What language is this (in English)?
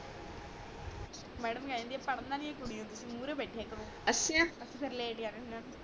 Punjabi